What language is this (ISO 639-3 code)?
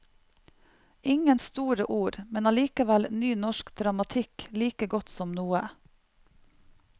nor